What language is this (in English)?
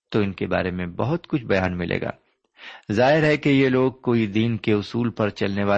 Urdu